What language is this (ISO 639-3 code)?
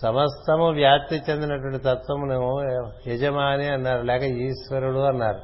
tel